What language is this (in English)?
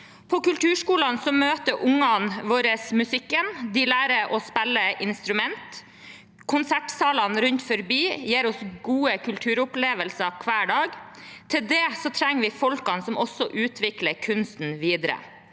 Norwegian